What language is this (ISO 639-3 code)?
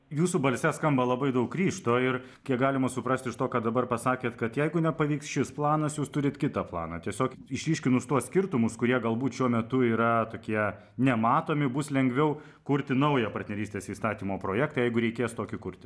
lit